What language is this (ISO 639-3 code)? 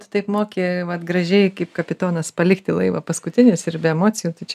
lit